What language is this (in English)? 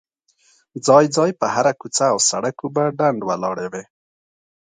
Pashto